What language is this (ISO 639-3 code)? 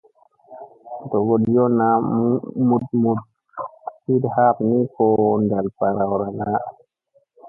mse